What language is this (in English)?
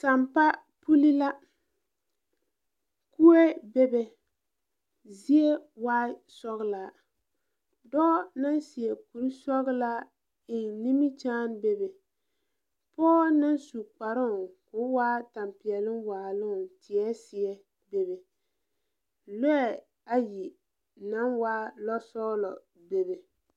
Southern Dagaare